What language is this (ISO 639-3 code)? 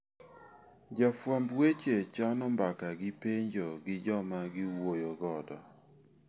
luo